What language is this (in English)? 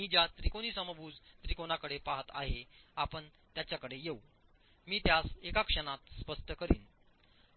Marathi